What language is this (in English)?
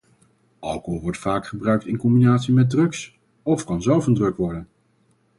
Dutch